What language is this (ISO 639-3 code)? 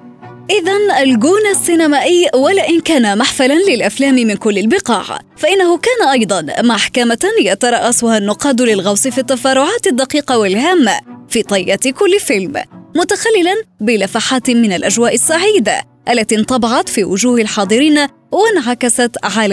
ara